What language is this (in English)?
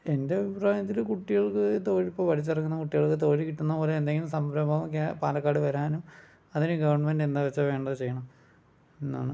Malayalam